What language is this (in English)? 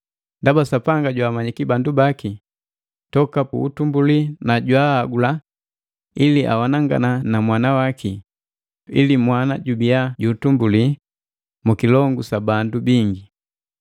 Matengo